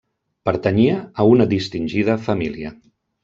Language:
Catalan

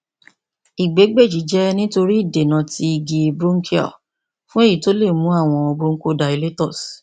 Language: Yoruba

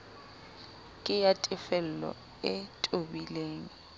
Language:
Southern Sotho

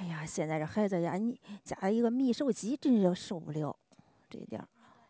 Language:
Chinese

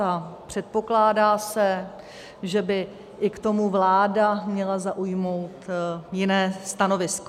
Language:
Czech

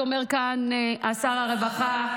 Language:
Hebrew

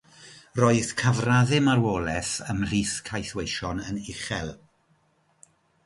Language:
Welsh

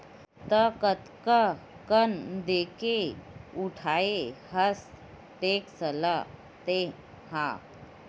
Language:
Chhattisgarhi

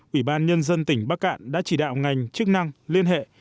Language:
Vietnamese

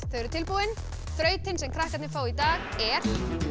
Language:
Icelandic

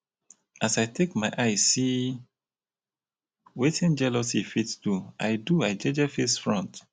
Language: Nigerian Pidgin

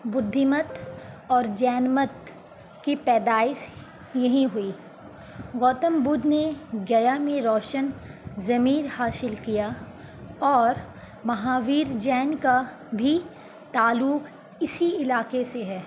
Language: Urdu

